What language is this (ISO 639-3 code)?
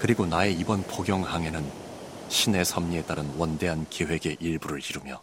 kor